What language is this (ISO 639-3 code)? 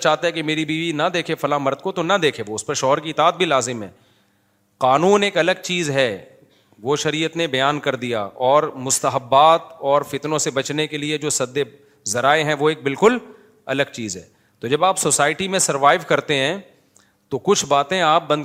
urd